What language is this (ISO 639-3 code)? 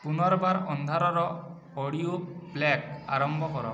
ori